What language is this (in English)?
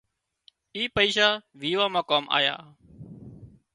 Wadiyara Koli